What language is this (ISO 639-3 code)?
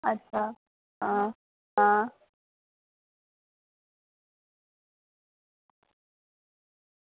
doi